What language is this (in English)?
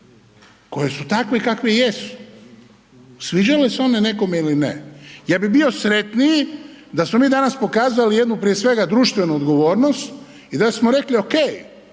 Croatian